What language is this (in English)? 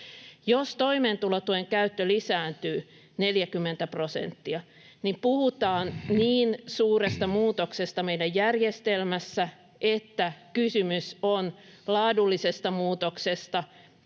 Finnish